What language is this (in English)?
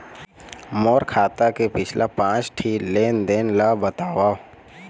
Chhattisgarhi